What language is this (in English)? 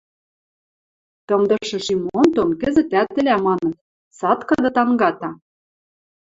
Western Mari